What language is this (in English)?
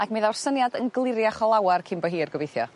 Welsh